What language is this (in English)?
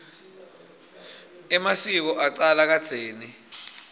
Swati